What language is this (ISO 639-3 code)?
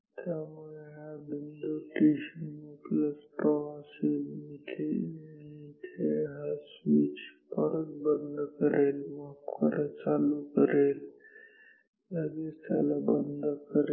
mar